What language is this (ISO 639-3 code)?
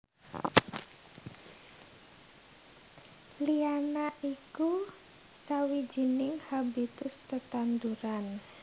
jav